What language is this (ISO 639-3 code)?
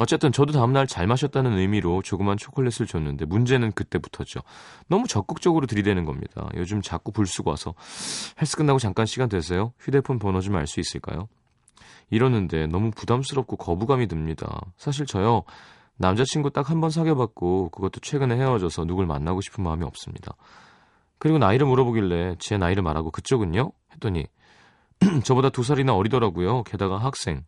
kor